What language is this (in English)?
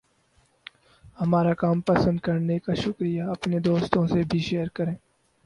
Urdu